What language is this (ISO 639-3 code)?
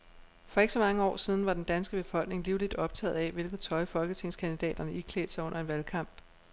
dan